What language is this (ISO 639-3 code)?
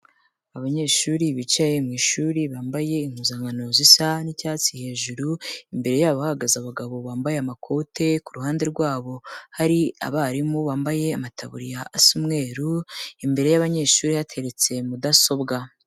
kin